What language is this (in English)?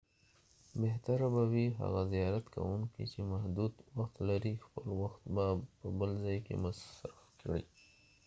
Pashto